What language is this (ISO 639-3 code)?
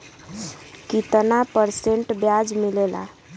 bho